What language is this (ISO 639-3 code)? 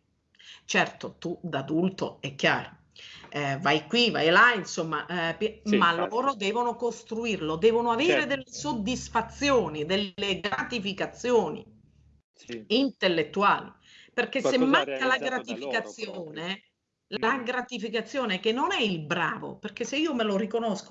ita